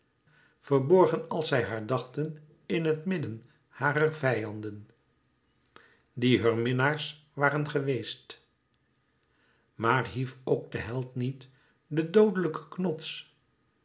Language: Dutch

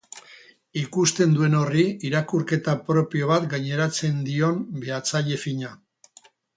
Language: Basque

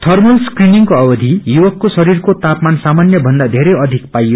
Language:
Nepali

